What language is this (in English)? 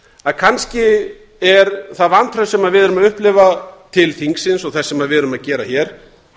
Icelandic